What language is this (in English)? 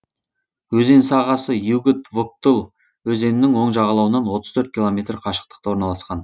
Kazakh